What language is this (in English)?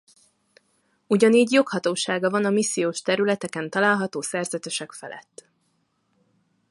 Hungarian